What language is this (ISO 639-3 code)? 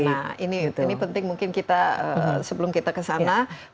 ind